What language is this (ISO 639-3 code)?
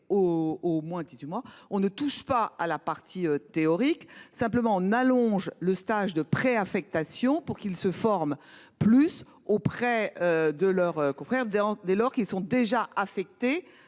fra